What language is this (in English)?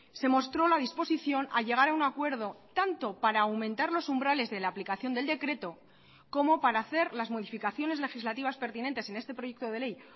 Spanish